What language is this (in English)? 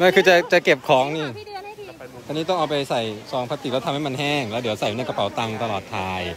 Thai